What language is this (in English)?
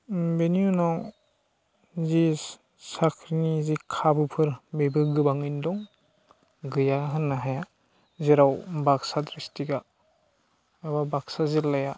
Bodo